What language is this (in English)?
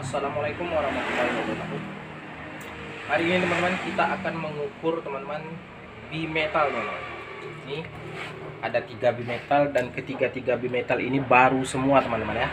Indonesian